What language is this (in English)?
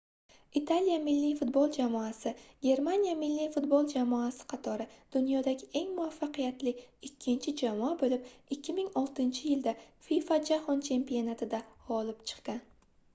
Uzbek